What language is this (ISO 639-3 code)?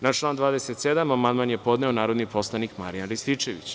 srp